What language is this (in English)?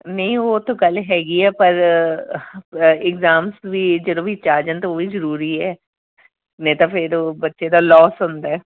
Punjabi